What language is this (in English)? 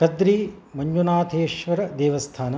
Sanskrit